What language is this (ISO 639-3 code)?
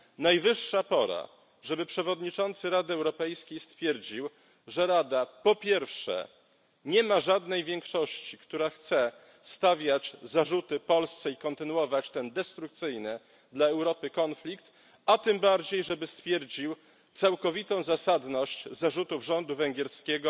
pol